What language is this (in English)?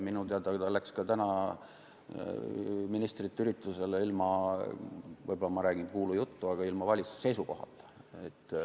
Estonian